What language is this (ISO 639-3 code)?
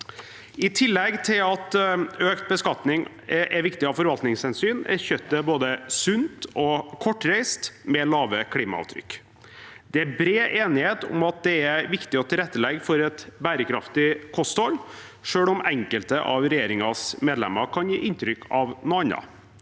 nor